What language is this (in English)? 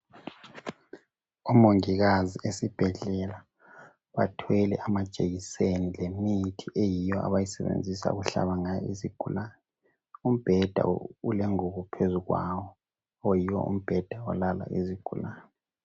North Ndebele